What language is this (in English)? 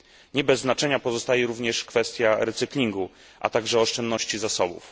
Polish